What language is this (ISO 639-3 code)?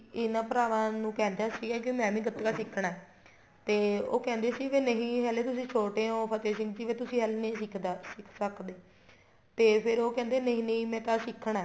pan